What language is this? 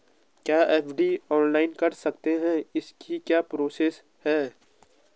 Hindi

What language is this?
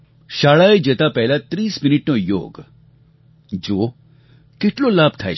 Gujarati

